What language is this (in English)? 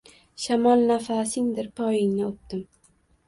Uzbek